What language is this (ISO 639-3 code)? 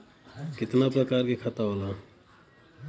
bho